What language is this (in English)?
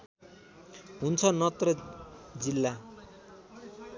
Nepali